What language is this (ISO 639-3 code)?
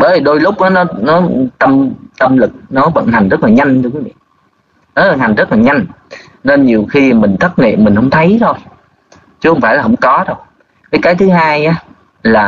vie